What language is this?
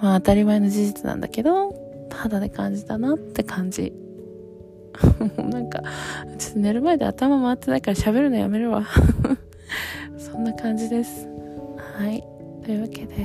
Japanese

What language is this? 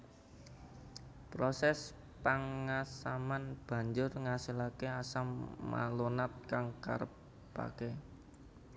Javanese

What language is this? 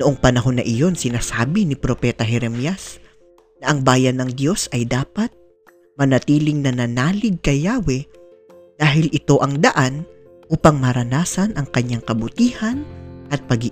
Filipino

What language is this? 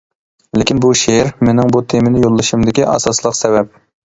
Uyghur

